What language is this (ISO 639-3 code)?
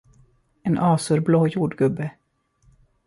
swe